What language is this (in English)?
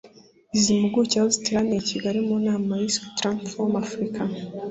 Kinyarwanda